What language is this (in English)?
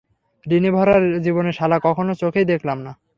Bangla